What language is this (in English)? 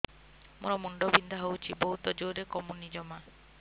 Odia